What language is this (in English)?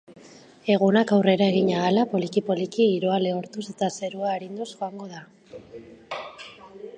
Basque